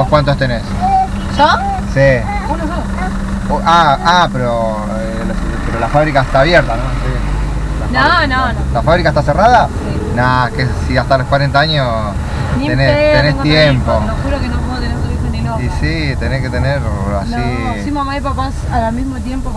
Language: Spanish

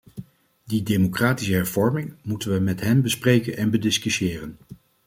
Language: Dutch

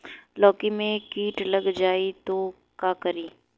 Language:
Bhojpuri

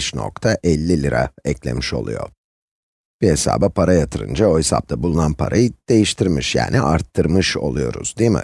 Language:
Turkish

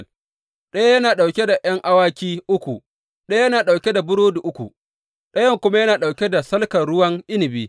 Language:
Hausa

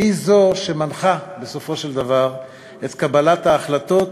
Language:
Hebrew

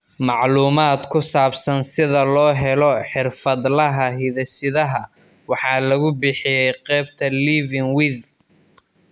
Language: Somali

